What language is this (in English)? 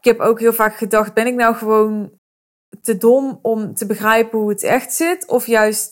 Dutch